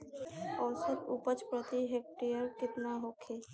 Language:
Bhojpuri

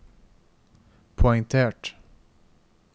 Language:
Norwegian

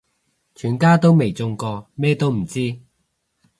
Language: Cantonese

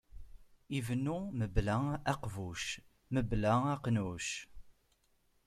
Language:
Kabyle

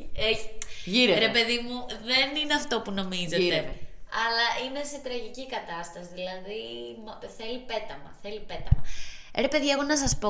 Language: Greek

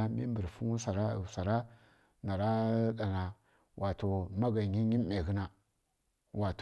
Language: Kirya-Konzəl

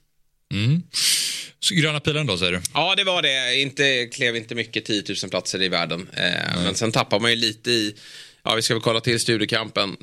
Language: Swedish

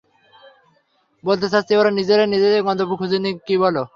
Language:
Bangla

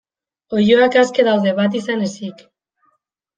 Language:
Basque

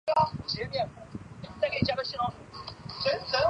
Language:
Chinese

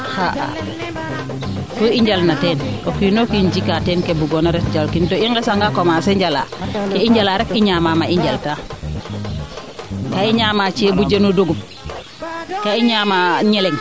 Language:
Serer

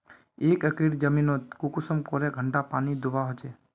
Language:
Magahi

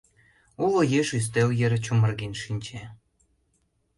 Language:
Mari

